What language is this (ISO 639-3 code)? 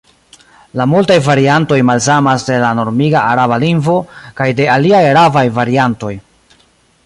epo